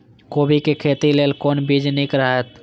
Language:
Maithili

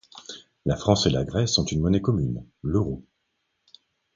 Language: French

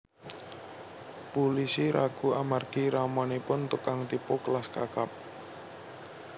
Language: Javanese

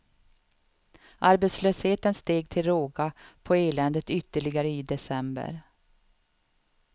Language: Swedish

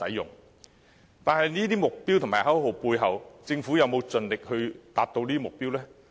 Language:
Cantonese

